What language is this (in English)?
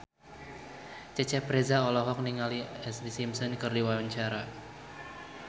Sundanese